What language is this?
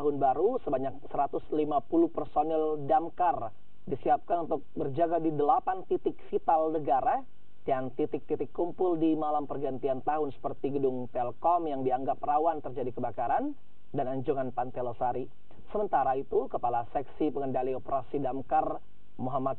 Indonesian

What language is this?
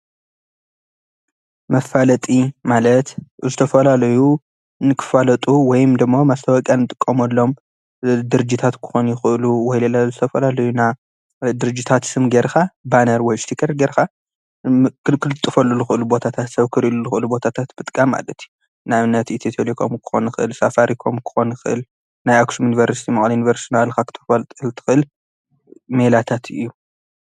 Tigrinya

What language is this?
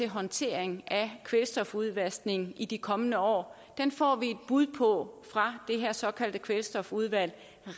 Danish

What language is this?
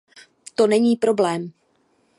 Czech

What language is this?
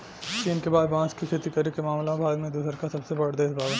Bhojpuri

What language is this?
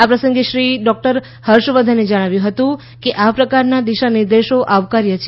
Gujarati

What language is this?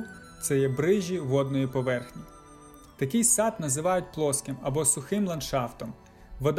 Ukrainian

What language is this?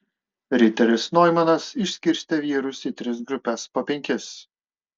Lithuanian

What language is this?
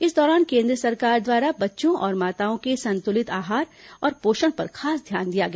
Hindi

